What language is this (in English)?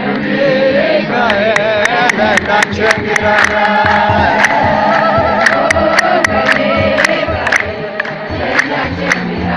English